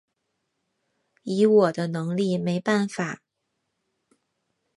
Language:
Chinese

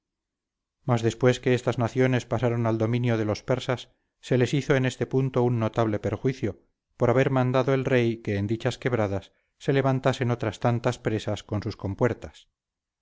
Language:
Spanish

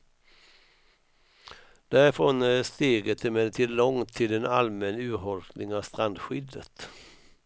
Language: Swedish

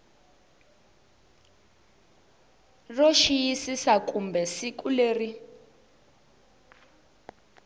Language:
Tsonga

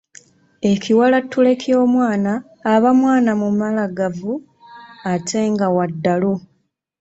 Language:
Ganda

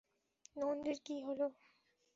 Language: Bangla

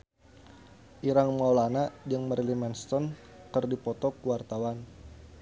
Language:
Sundanese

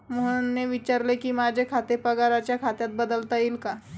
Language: Marathi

